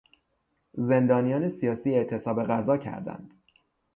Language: Persian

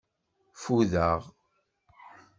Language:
Kabyle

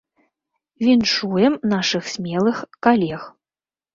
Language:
Belarusian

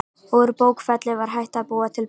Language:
Icelandic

